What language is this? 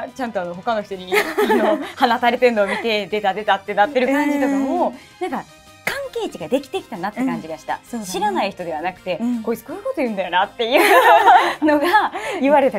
Japanese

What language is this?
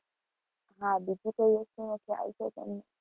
Gujarati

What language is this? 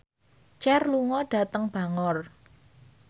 Javanese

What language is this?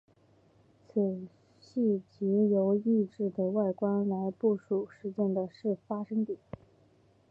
Chinese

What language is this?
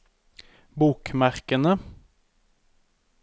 Norwegian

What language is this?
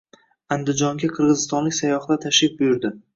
Uzbek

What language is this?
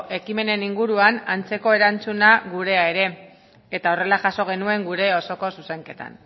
Basque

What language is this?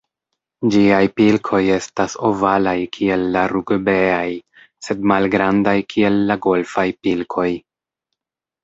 Esperanto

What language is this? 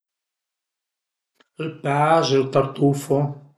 Piedmontese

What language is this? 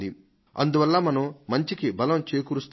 Telugu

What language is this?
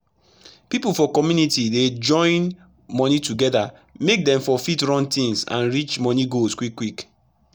Nigerian Pidgin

